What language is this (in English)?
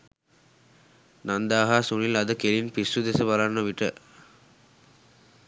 Sinhala